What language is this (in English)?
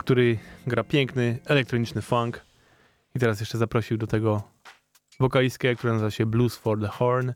Polish